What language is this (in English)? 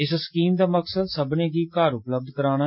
Dogri